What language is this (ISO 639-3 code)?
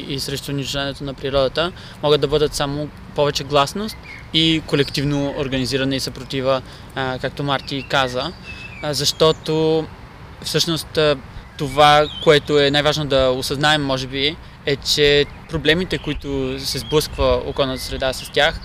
bul